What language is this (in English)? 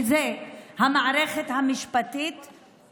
Hebrew